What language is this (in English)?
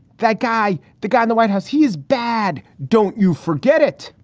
English